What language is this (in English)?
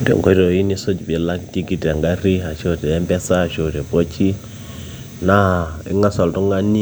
Masai